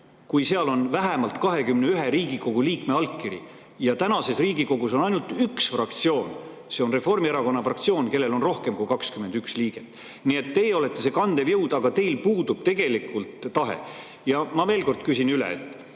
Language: Estonian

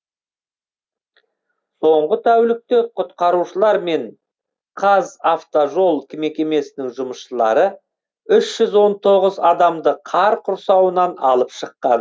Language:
Kazakh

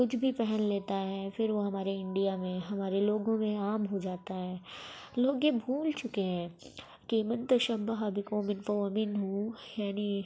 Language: Urdu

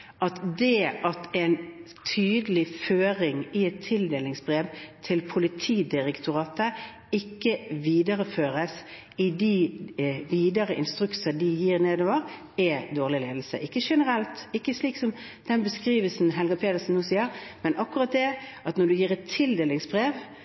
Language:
Norwegian Bokmål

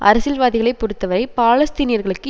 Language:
Tamil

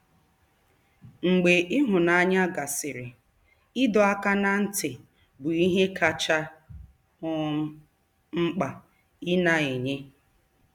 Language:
Igbo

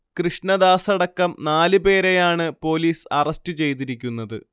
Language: Malayalam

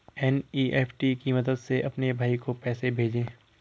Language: Hindi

